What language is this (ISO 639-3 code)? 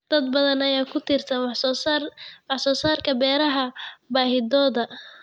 som